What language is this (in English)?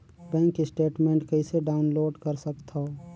Chhattisgarhi